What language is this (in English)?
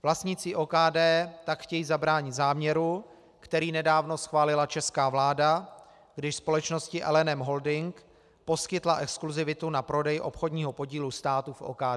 Czech